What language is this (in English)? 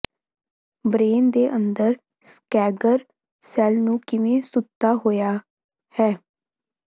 Punjabi